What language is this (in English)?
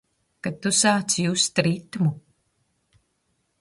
Latvian